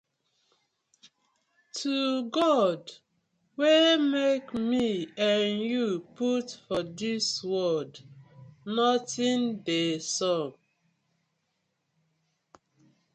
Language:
Nigerian Pidgin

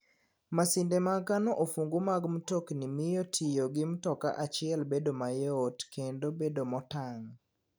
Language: Luo (Kenya and Tanzania)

